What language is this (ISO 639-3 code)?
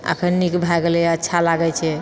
mai